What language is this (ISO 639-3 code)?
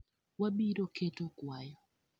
luo